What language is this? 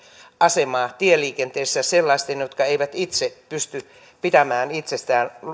Finnish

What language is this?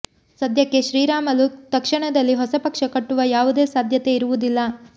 Kannada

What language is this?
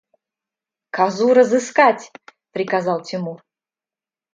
Russian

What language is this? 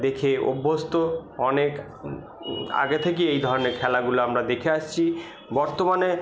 Bangla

